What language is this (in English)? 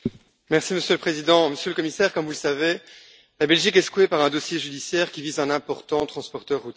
French